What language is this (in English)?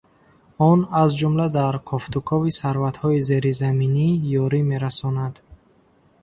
Tajik